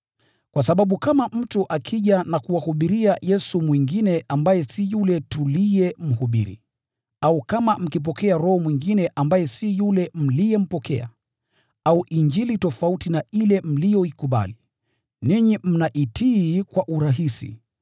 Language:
Swahili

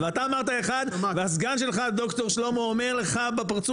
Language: Hebrew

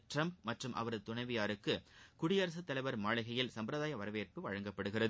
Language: Tamil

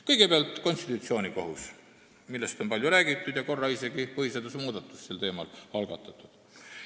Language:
Estonian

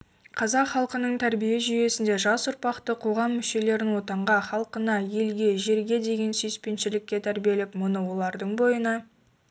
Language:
Kazakh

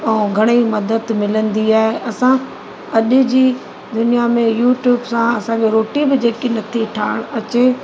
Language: Sindhi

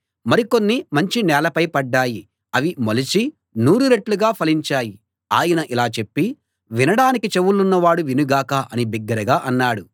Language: Telugu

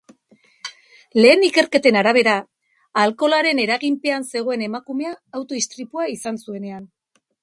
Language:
Basque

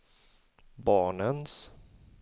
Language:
Swedish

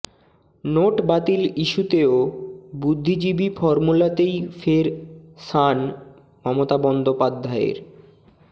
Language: Bangla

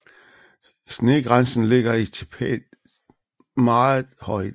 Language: Danish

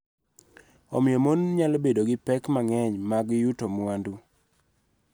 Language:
Luo (Kenya and Tanzania)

